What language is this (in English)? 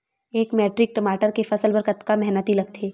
Chhattisgarhi